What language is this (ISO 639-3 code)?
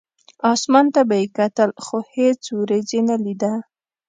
pus